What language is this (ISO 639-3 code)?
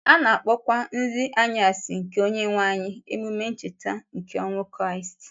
ibo